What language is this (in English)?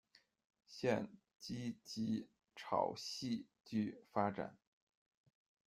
Chinese